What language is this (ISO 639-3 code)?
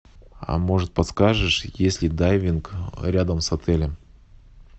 rus